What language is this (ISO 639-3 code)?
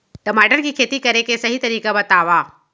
hne